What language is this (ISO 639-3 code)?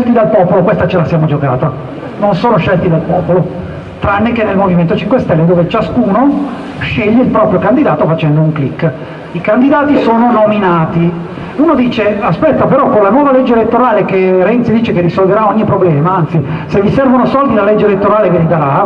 ita